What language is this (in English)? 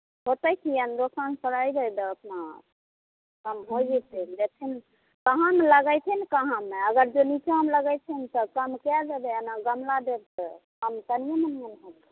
Maithili